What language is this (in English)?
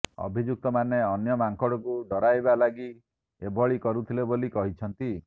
Odia